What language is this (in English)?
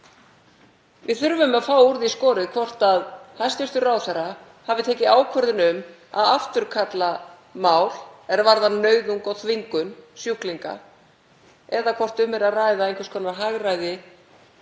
Icelandic